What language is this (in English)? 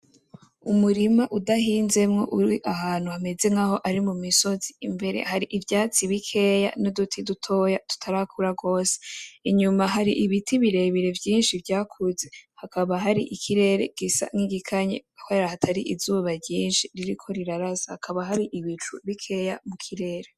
Rundi